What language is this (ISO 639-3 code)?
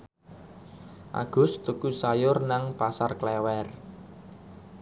jav